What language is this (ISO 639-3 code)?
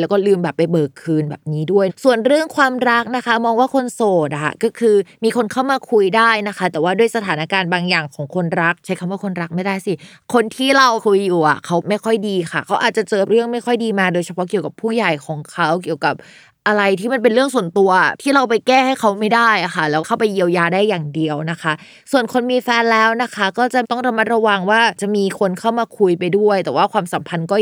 tha